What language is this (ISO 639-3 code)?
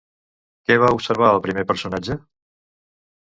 cat